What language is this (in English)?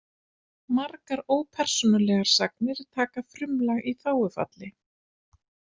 Icelandic